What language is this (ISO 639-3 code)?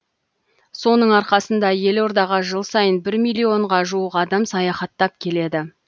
kaz